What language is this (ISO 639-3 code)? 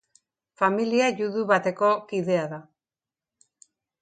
eus